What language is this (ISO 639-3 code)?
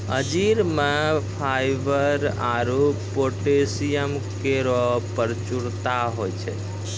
mai